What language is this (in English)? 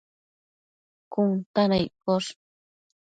Matsés